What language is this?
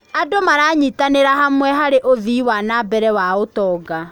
Kikuyu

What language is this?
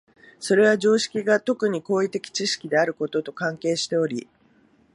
Japanese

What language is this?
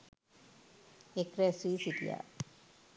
Sinhala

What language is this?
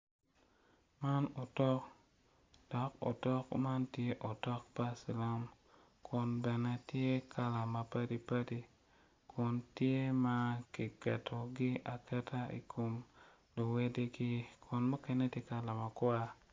Acoli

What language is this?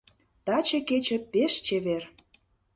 Mari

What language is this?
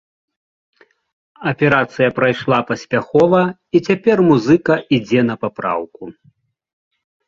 Belarusian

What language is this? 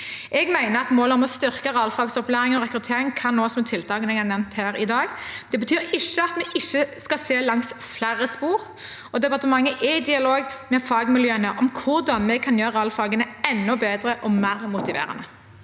Norwegian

